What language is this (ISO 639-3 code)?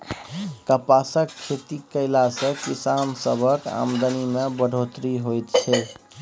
mai